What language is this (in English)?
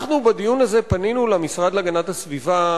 Hebrew